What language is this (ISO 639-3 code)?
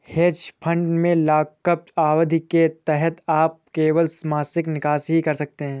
hin